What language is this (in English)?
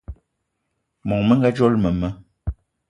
Eton (Cameroon)